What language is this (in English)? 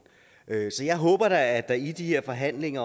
Danish